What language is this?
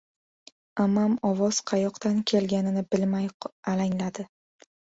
Uzbek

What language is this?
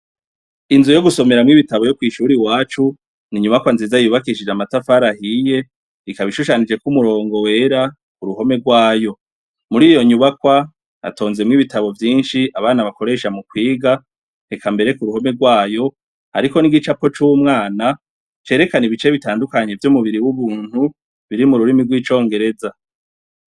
Rundi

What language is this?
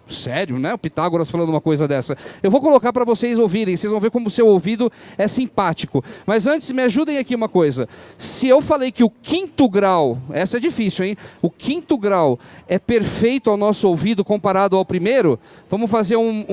Portuguese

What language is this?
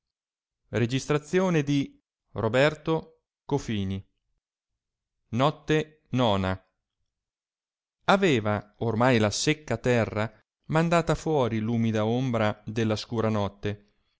Italian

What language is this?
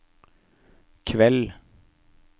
Norwegian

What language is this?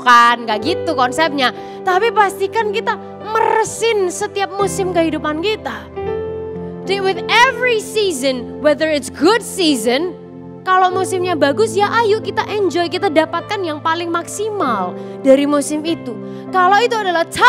Indonesian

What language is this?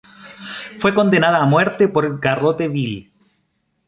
Spanish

